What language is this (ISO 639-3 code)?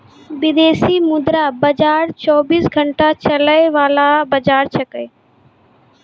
mai